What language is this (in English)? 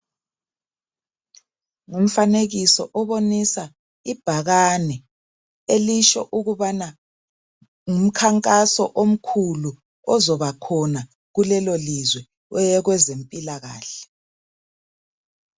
North Ndebele